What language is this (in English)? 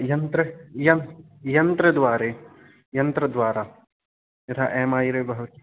Sanskrit